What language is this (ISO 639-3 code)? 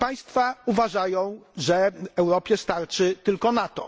pol